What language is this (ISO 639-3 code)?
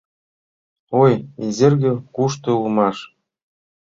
chm